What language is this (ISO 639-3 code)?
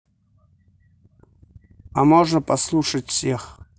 rus